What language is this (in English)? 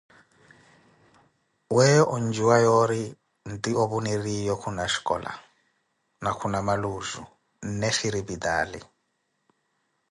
Koti